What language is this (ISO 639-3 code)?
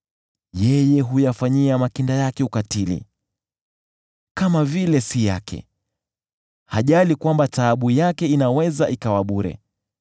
swa